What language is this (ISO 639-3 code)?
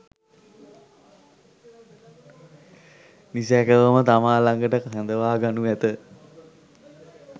sin